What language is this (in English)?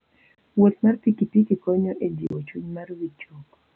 Luo (Kenya and Tanzania)